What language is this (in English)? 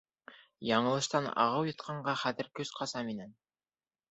Bashkir